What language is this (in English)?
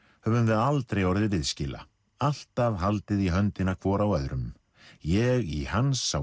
Icelandic